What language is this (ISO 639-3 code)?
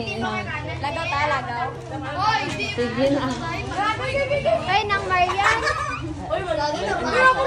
fil